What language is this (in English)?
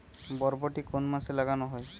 Bangla